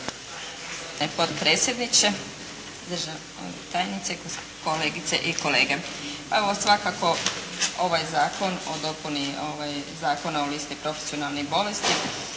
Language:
Croatian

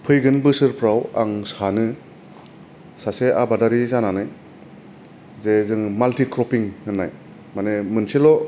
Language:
Bodo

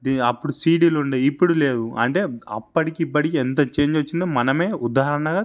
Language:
Telugu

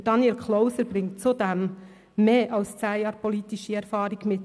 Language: Swiss German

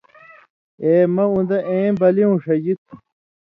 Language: Indus Kohistani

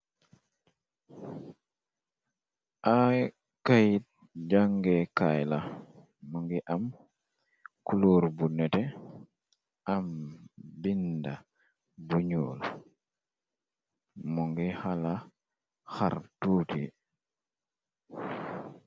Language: Wolof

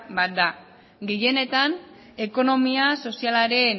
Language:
Basque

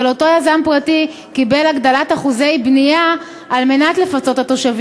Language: Hebrew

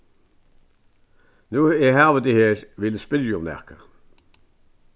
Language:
Faroese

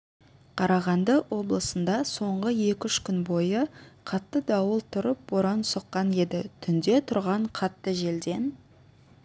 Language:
Kazakh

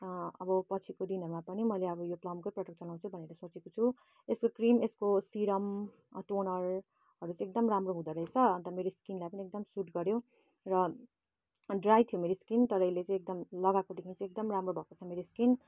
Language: Nepali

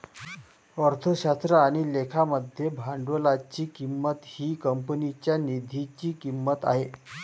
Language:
Marathi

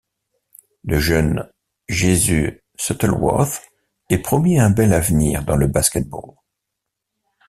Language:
French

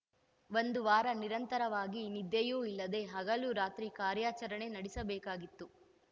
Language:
Kannada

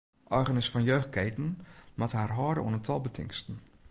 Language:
Western Frisian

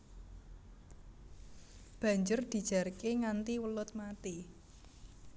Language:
Javanese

